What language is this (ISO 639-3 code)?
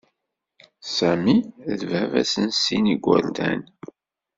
kab